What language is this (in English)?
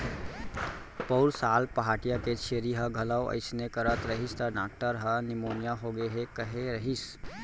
Chhattisgarhi